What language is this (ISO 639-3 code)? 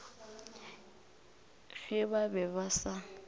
nso